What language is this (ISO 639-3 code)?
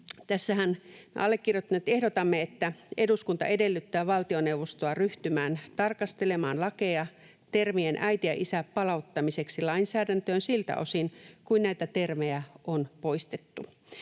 fin